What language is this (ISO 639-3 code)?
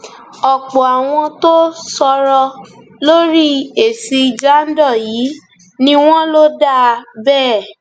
yor